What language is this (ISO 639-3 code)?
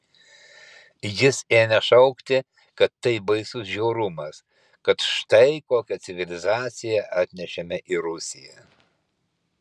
lit